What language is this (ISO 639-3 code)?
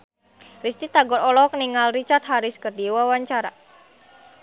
sun